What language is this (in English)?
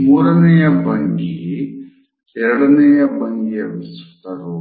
Kannada